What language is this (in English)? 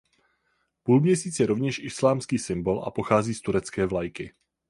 Czech